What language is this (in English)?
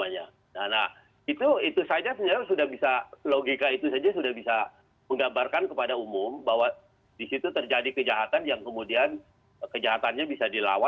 Indonesian